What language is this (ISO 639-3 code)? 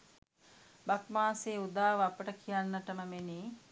sin